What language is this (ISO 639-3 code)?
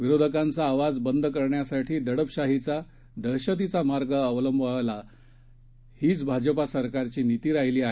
mar